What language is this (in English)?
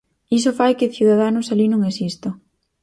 Galician